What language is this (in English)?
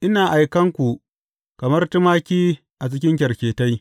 Hausa